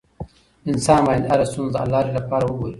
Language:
Pashto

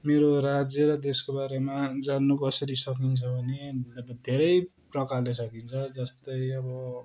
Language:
Nepali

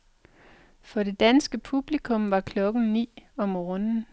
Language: Danish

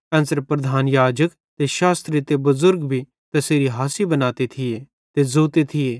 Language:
Bhadrawahi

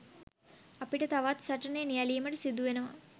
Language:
Sinhala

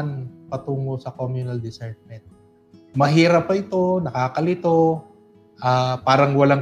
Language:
Filipino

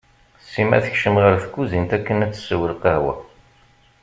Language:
Kabyle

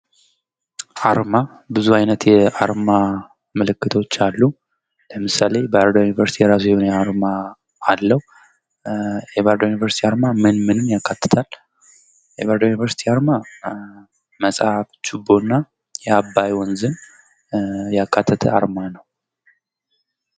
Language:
Amharic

